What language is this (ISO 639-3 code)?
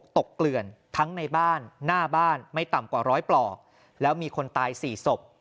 tha